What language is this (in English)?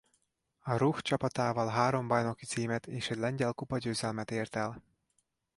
Hungarian